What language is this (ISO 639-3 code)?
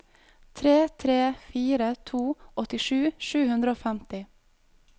nor